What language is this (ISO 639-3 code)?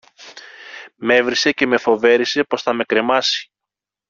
ell